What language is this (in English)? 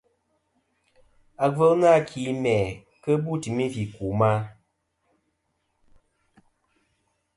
Kom